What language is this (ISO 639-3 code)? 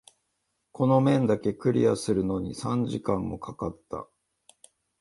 jpn